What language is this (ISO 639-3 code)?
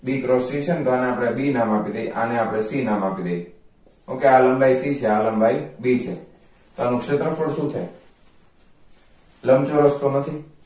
guj